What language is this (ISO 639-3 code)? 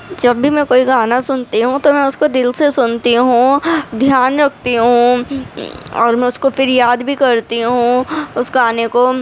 urd